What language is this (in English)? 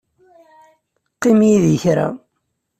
Kabyle